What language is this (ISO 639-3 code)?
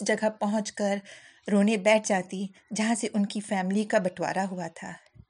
urd